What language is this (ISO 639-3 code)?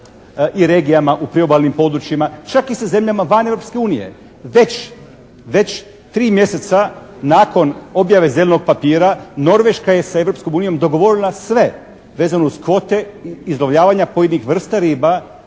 hrv